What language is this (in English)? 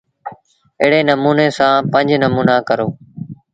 Sindhi Bhil